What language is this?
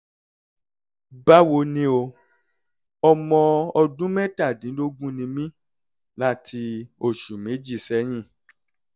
Yoruba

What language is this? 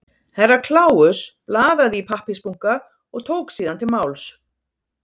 Icelandic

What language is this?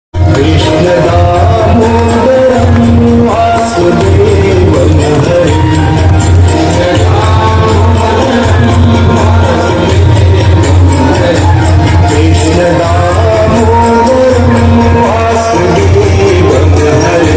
Hindi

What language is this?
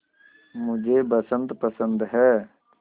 Hindi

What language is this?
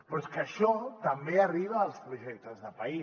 Catalan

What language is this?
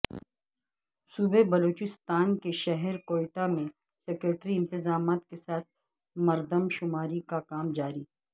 Urdu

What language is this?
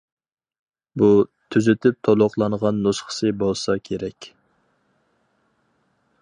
Uyghur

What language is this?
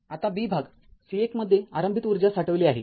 Marathi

